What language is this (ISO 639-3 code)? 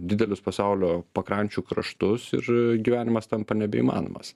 lit